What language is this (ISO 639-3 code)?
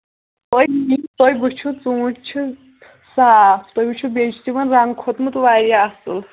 kas